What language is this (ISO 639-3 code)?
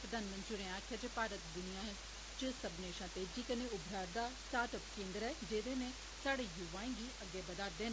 doi